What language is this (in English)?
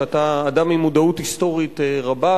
Hebrew